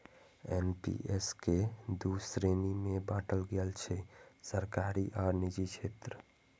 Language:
Maithili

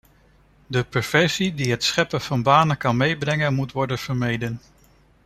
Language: Dutch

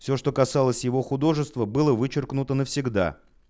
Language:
Russian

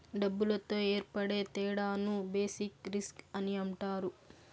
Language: Telugu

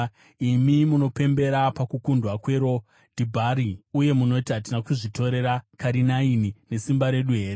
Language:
Shona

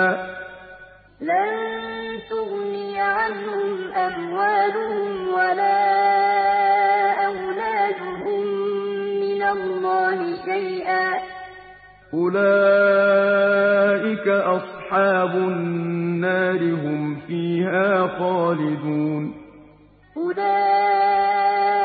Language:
Arabic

